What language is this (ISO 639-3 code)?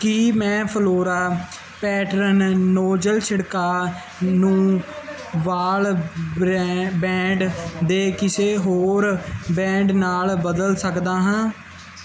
pan